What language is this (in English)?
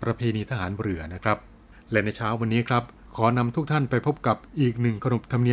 Thai